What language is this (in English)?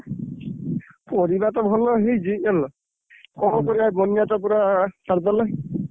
Odia